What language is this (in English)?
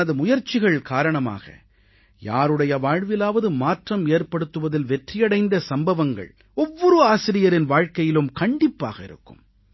Tamil